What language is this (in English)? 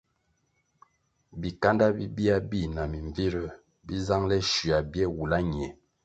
Kwasio